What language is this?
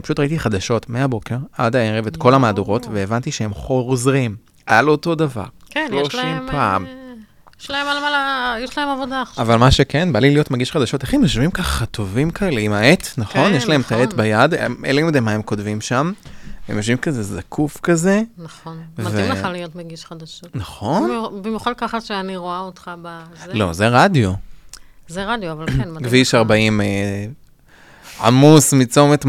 Hebrew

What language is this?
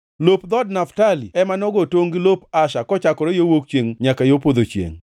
Luo (Kenya and Tanzania)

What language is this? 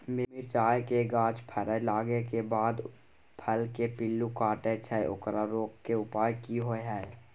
Maithili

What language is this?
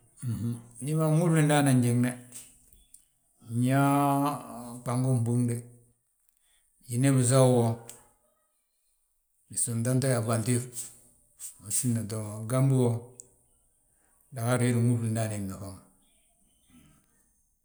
Balanta-Ganja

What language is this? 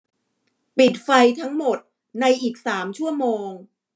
Thai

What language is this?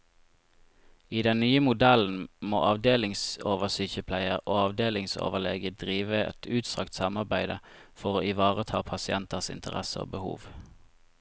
Norwegian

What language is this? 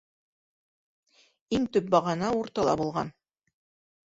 Bashkir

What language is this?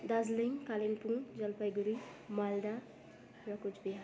Nepali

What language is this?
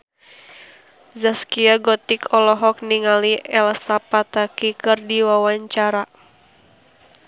Sundanese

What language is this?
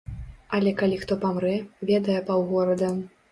Belarusian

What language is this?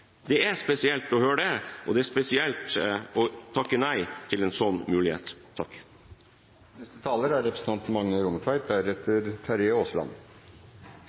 Norwegian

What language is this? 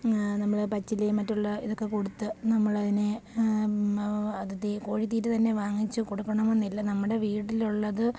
Malayalam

